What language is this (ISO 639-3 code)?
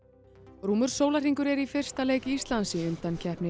isl